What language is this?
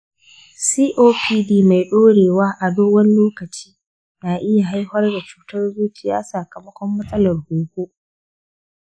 Hausa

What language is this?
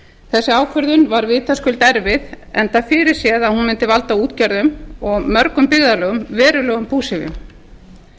Icelandic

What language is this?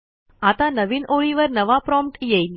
Marathi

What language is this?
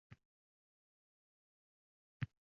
Uzbek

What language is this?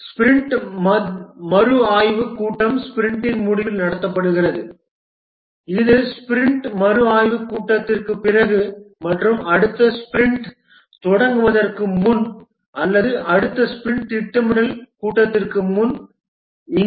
Tamil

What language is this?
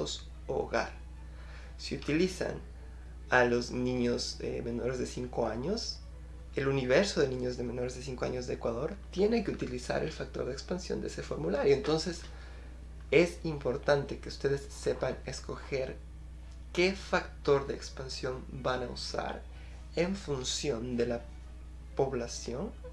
Spanish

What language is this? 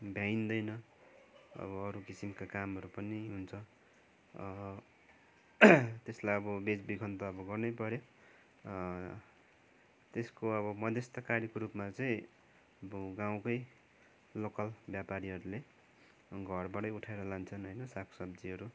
Nepali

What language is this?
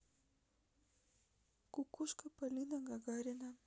Russian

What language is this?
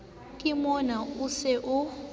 Southern Sotho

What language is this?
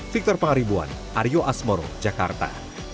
Indonesian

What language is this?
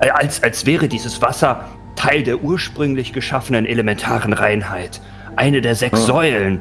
German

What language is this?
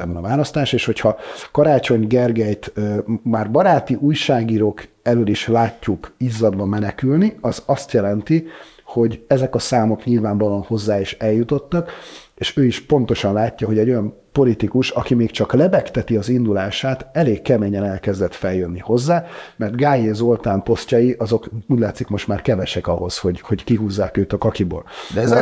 Hungarian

